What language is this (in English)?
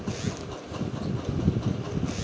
Magahi